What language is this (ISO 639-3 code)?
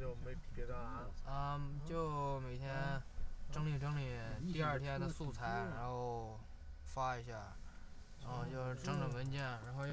zho